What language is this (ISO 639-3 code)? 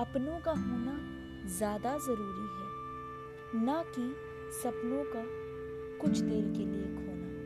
hin